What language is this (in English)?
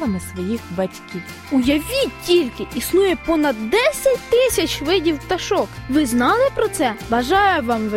Ukrainian